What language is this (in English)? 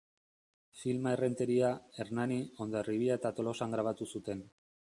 Basque